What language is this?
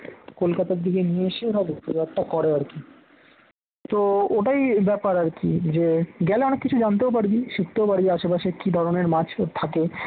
Bangla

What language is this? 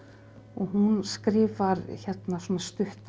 Icelandic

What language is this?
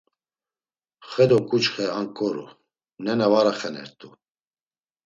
Laz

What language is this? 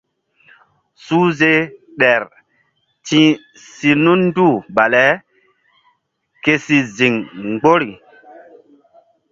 Mbum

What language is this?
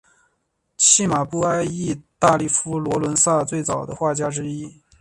Chinese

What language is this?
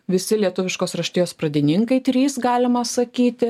Lithuanian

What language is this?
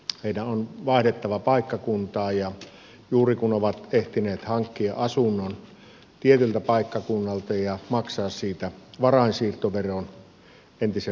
Finnish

